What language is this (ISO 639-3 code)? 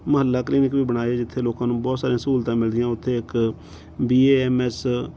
pan